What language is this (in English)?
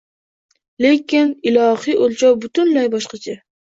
Uzbek